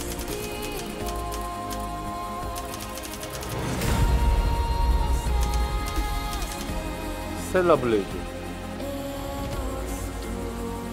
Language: Korean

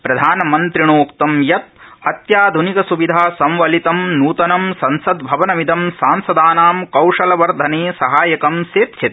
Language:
Sanskrit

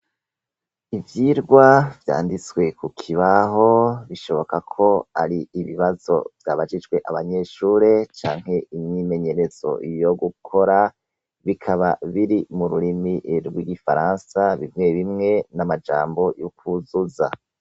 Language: Rundi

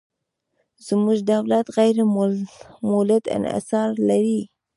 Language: Pashto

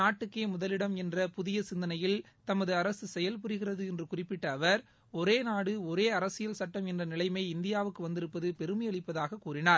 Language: Tamil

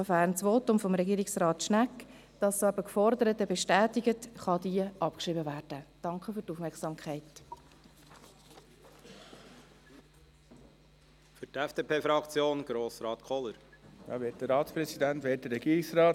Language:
Swiss German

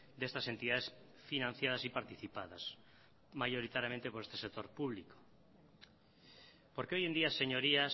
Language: Spanish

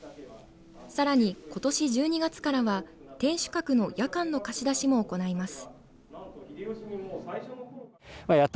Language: Japanese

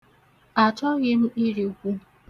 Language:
Igbo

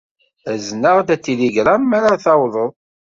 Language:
Kabyle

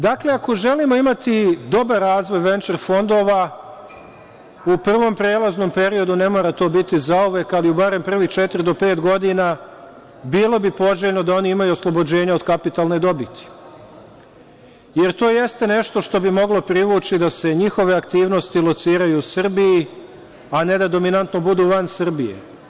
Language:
Serbian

